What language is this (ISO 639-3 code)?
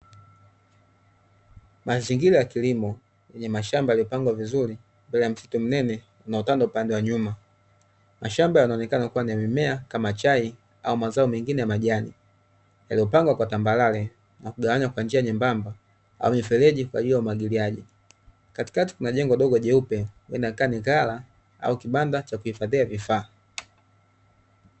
swa